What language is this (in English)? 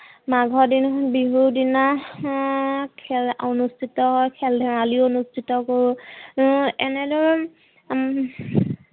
Assamese